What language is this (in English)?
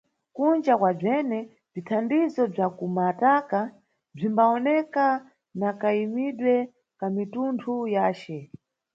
Nyungwe